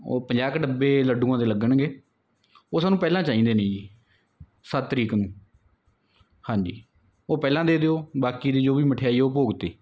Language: Punjabi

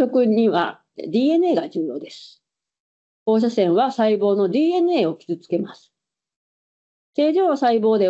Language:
Japanese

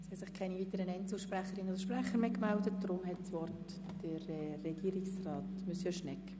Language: Swiss German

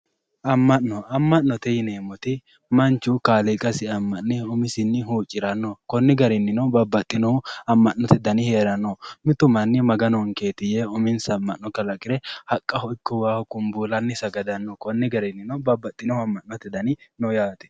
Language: Sidamo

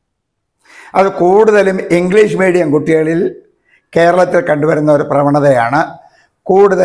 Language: Malayalam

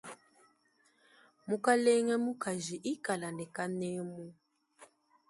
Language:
Luba-Lulua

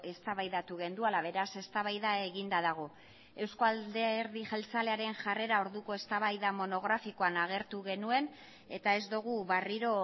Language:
Basque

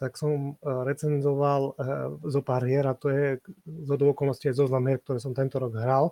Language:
Slovak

